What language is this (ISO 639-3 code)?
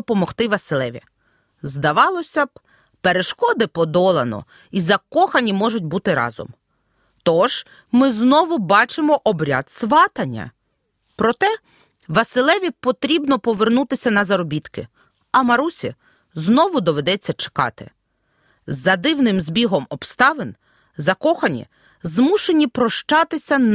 ukr